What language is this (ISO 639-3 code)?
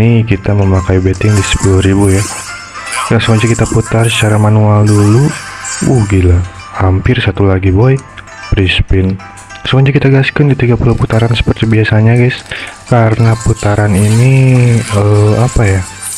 ind